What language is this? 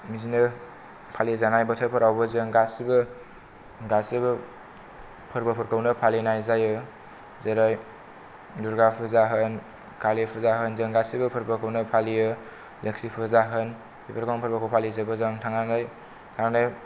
Bodo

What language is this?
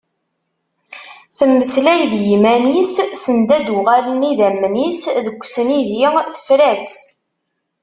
Kabyle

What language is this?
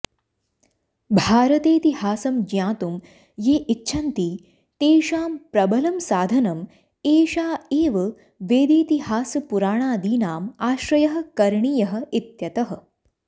Sanskrit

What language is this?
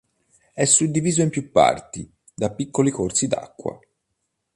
Italian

